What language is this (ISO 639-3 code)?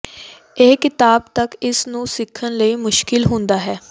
pan